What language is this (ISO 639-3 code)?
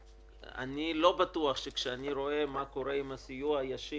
heb